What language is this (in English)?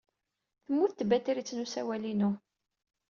Kabyle